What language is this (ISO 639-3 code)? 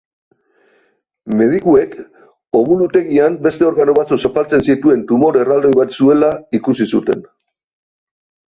eus